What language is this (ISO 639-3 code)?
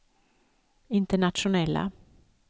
swe